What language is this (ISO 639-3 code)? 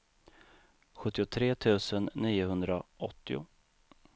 swe